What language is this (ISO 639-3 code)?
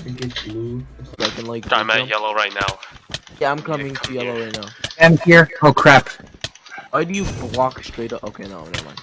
eng